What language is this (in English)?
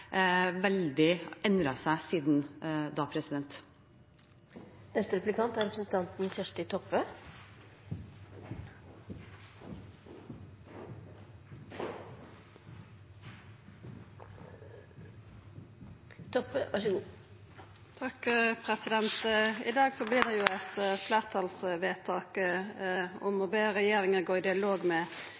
Norwegian